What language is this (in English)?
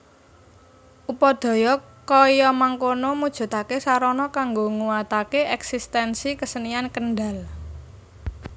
Javanese